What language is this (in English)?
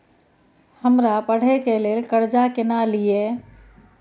Maithili